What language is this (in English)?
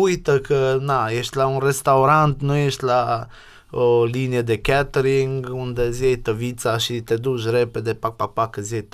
Romanian